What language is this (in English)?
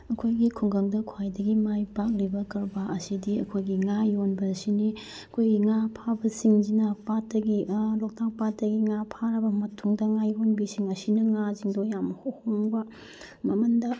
Manipuri